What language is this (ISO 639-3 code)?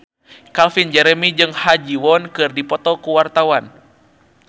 sun